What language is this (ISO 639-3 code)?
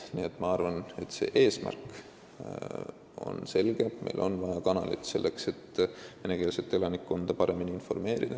est